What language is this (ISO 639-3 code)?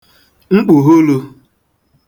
ibo